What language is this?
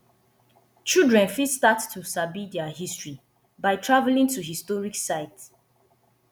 Nigerian Pidgin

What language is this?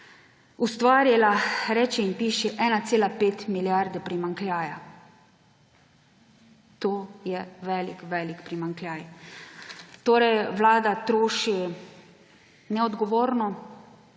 Slovenian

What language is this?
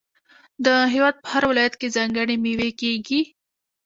Pashto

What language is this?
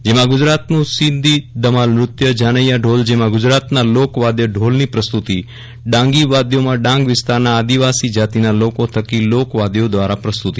Gujarati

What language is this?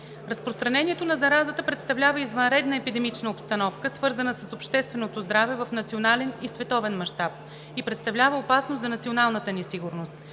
Bulgarian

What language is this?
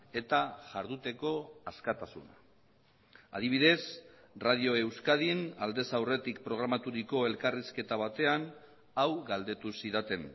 Basque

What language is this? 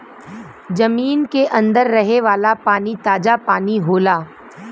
Bhojpuri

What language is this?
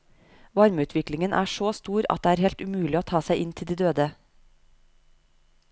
Norwegian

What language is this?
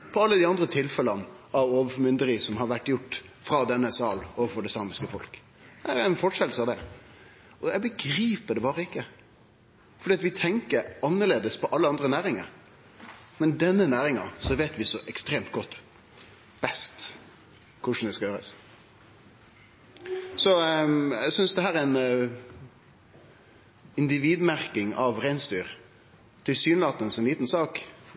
Norwegian Nynorsk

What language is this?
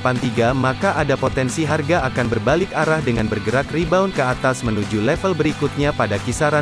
Indonesian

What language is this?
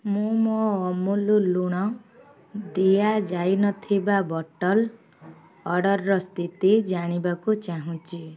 Odia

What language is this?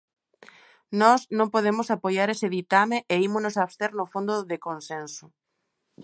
Galician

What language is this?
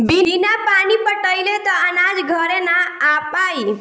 Bhojpuri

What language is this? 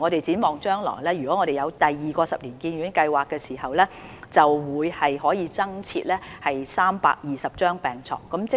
Cantonese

